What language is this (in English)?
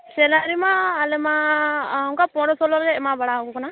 Santali